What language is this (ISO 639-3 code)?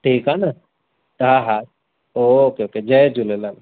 snd